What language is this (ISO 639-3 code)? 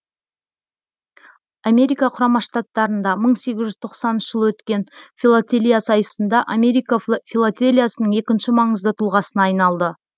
kaz